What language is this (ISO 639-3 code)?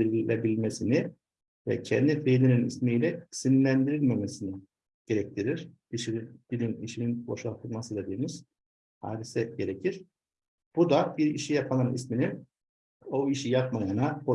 tur